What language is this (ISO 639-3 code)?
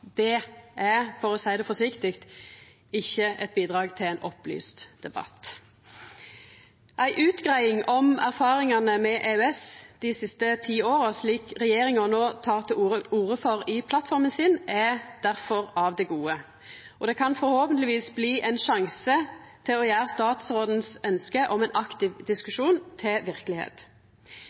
nno